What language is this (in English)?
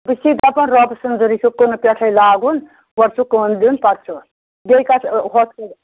Kashmiri